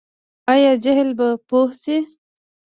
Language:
Pashto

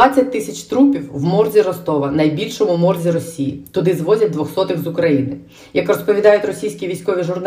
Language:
Ukrainian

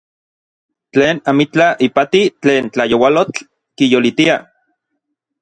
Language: Orizaba Nahuatl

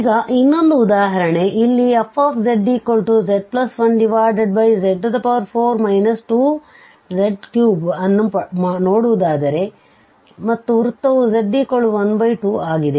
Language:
Kannada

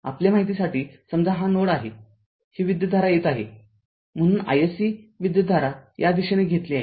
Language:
Marathi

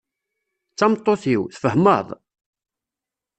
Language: Kabyle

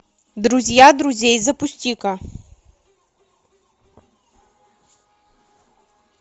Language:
Russian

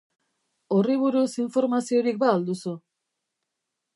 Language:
Basque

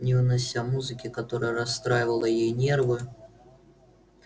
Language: Russian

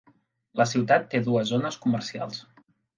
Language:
Catalan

